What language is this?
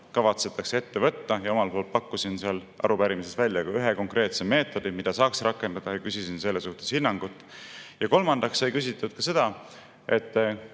Estonian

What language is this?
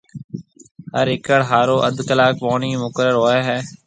Marwari (Pakistan)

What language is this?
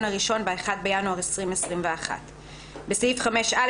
Hebrew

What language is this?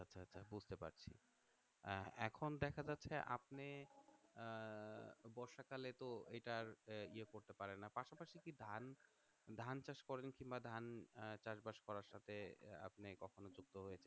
Bangla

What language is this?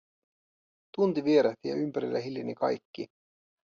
Finnish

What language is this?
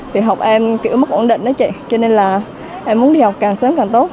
Vietnamese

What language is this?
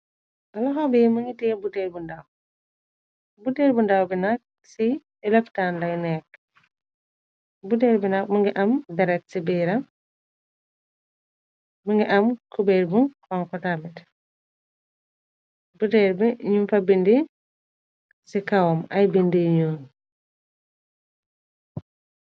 Wolof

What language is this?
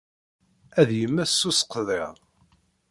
Kabyle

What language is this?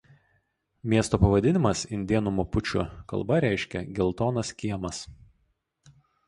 Lithuanian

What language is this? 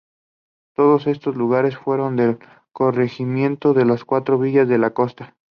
Spanish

